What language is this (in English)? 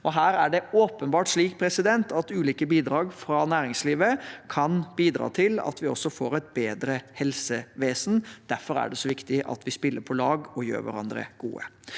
Norwegian